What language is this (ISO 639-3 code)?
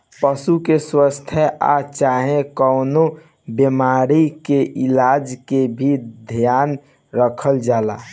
bho